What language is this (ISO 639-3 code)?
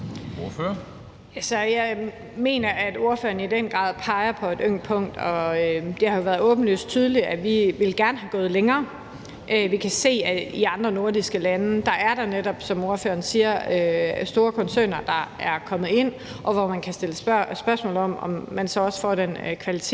dan